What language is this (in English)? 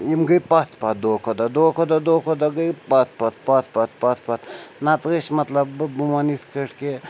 Kashmiri